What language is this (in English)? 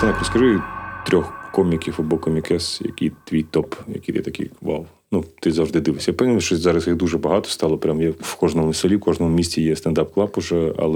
Ukrainian